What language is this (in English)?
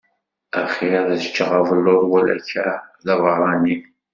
Kabyle